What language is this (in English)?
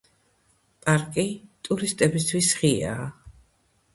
Georgian